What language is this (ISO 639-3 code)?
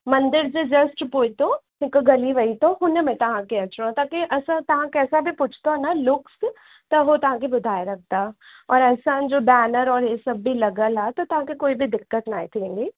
snd